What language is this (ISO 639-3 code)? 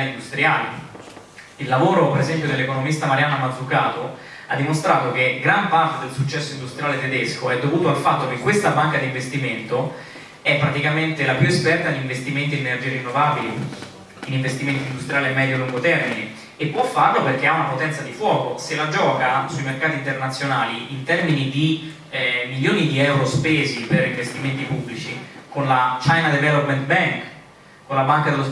ita